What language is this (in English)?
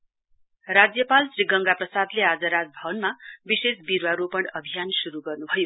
Nepali